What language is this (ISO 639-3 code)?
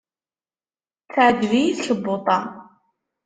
kab